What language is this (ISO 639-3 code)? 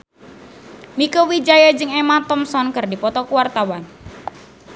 sun